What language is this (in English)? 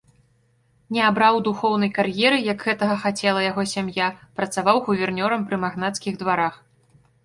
Belarusian